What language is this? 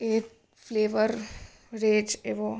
Gujarati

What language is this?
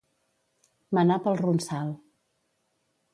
Catalan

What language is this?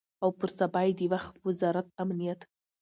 Pashto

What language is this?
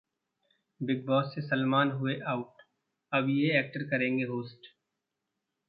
Hindi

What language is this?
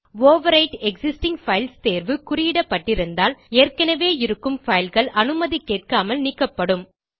Tamil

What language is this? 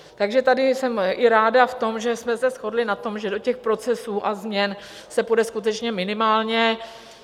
Czech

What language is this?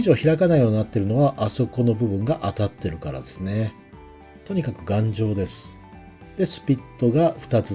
Japanese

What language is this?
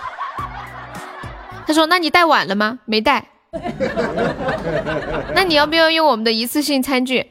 Chinese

